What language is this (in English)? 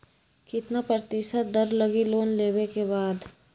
Magahi